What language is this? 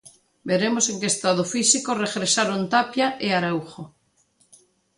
Galician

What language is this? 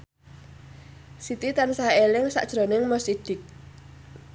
Javanese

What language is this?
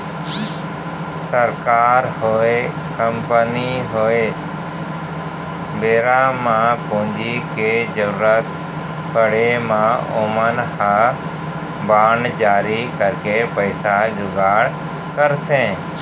Chhattisgarhi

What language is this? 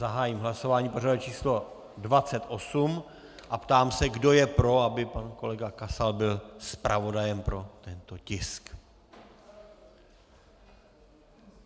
Czech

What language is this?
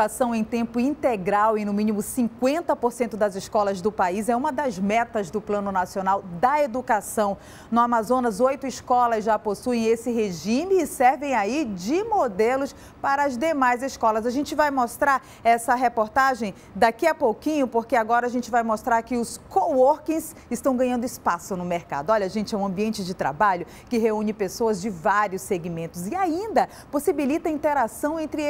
Portuguese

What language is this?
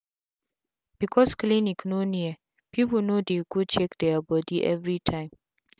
Nigerian Pidgin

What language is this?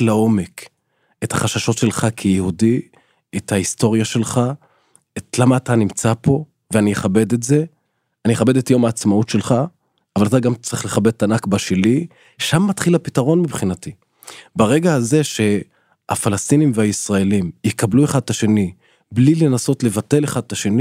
Hebrew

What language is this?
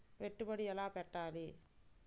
Telugu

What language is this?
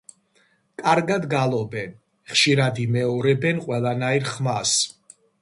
Georgian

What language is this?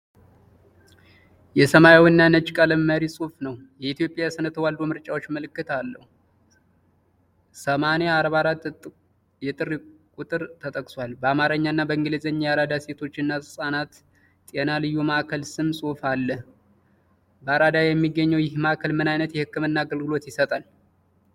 Amharic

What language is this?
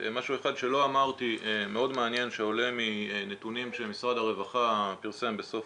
Hebrew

